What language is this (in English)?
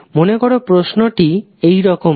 Bangla